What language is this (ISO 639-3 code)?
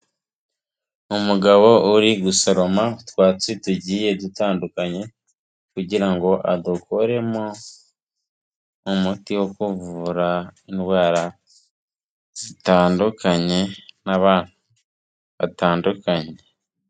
kin